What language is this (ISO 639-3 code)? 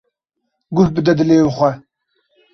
kur